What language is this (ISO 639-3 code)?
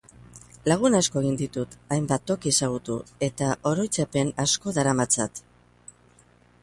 eus